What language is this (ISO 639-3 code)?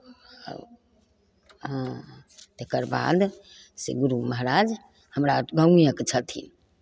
mai